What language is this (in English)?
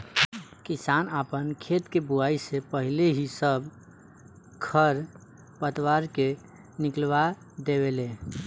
Bhojpuri